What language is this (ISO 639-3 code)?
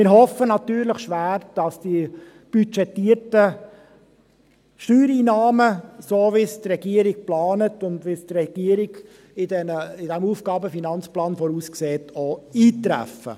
gsw